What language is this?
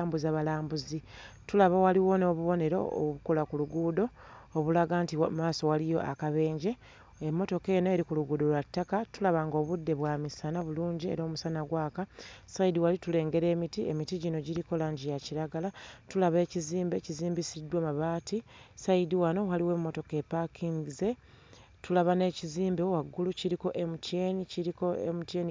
Ganda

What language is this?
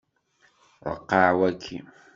Kabyle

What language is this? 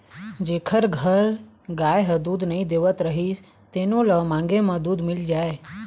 Chhattisgarhi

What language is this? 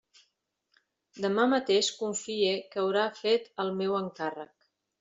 Catalan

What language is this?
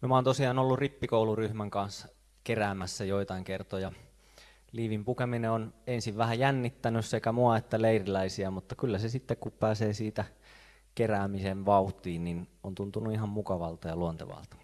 Finnish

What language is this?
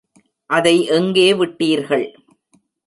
Tamil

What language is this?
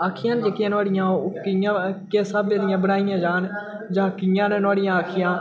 Dogri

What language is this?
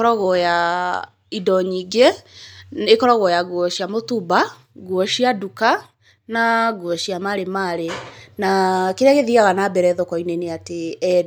Kikuyu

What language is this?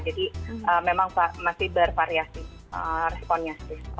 Indonesian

